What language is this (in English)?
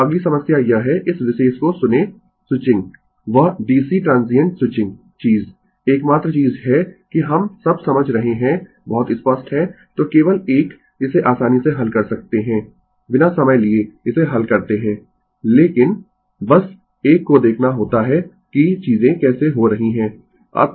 Hindi